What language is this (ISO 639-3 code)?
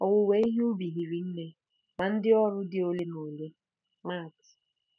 ibo